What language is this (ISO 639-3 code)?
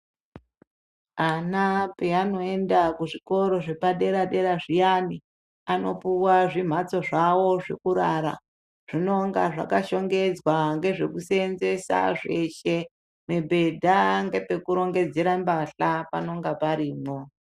ndc